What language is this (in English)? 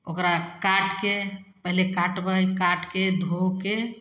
Maithili